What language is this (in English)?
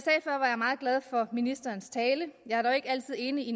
Danish